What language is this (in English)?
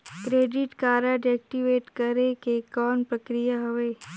Chhattisgarhi